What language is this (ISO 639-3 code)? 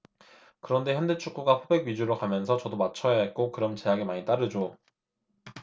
kor